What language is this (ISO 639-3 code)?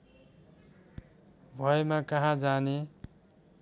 nep